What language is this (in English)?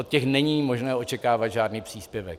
Czech